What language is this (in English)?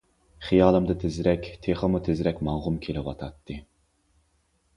Uyghur